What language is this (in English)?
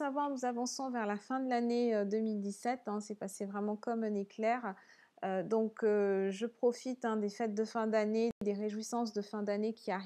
French